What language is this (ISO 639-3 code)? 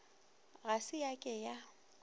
nso